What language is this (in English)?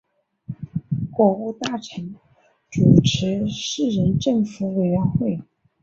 Chinese